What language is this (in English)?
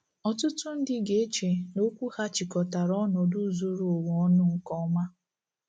Igbo